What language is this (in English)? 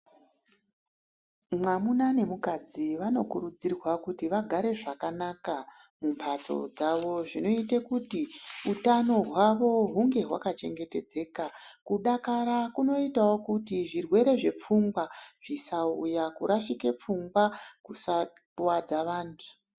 Ndau